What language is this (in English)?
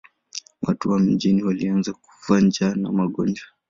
Swahili